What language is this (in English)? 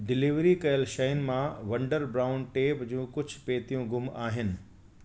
Sindhi